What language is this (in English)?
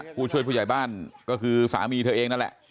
Thai